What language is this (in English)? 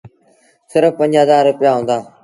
Sindhi Bhil